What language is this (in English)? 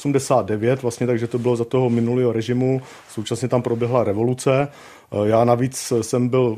Czech